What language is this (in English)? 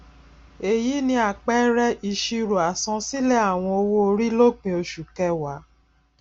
Yoruba